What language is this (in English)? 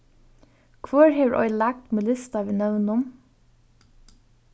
Faroese